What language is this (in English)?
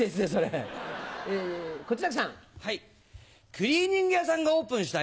Japanese